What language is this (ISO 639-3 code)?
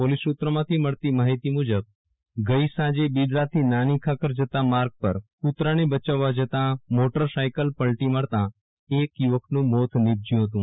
guj